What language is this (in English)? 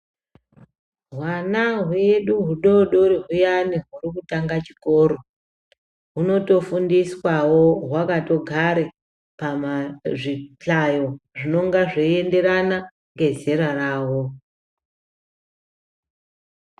Ndau